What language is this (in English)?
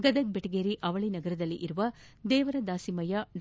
Kannada